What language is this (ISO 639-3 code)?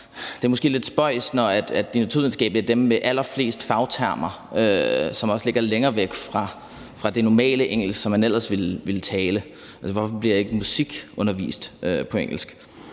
dan